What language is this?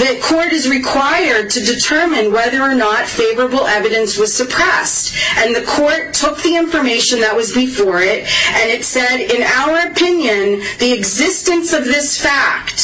English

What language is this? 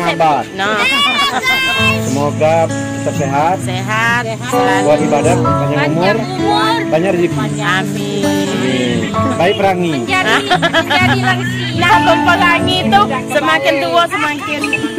Indonesian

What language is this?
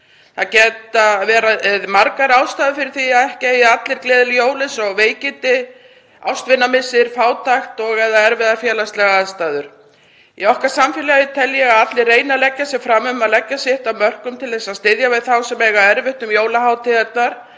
Icelandic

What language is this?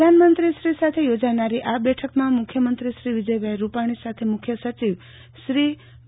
Gujarati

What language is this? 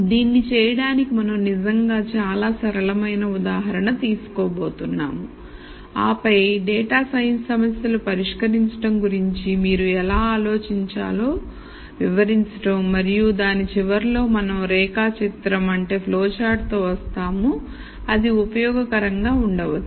Telugu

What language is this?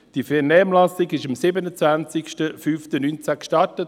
Swiss German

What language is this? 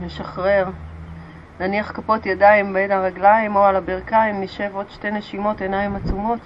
Hebrew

